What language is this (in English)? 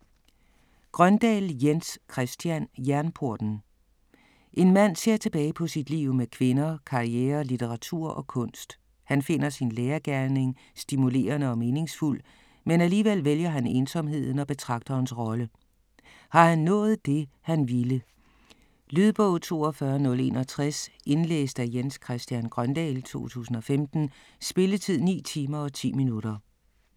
Danish